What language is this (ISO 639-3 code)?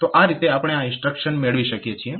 guj